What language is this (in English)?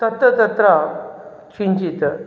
Sanskrit